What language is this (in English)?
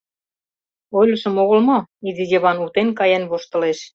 Mari